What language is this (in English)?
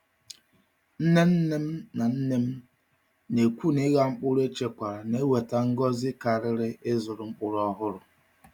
Igbo